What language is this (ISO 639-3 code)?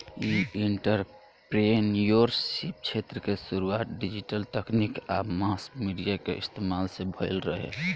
bho